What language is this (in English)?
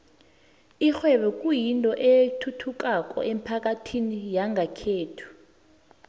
South Ndebele